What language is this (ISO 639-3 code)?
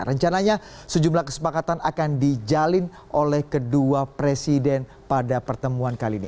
ind